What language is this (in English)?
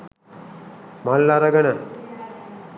Sinhala